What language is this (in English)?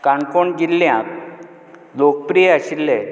Konkani